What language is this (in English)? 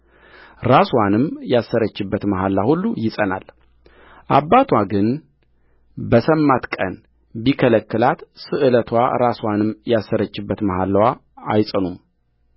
Amharic